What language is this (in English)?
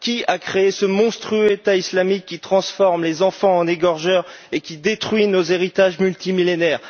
French